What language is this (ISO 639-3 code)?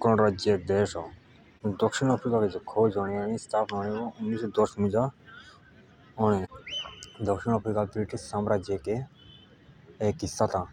jns